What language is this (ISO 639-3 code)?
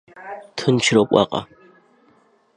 abk